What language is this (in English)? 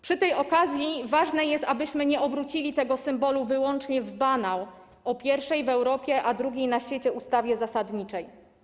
Polish